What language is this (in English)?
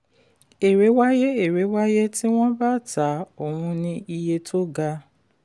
Yoruba